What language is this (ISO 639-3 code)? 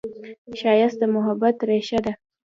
pus